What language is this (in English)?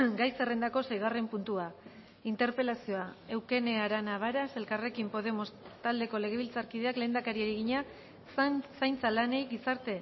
Basque